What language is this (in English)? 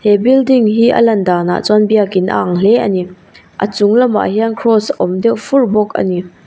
Mizo